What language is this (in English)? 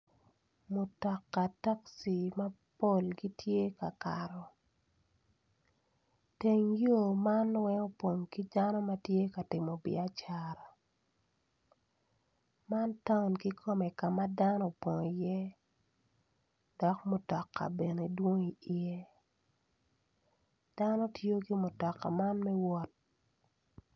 Acoli